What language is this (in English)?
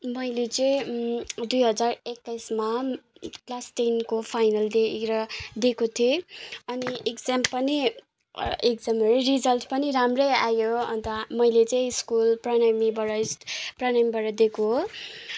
Nepali